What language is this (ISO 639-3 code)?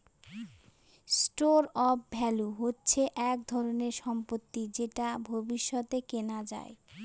ben